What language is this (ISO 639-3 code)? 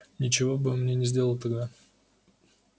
rus